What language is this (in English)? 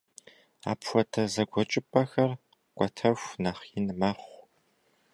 Kabardian